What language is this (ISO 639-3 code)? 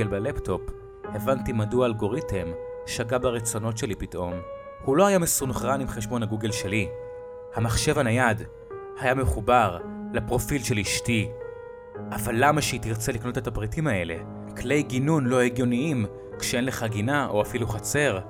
heb